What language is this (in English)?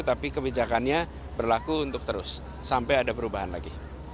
Indonesian